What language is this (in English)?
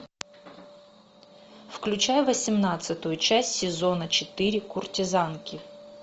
Russian